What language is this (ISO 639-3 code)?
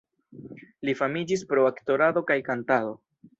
epo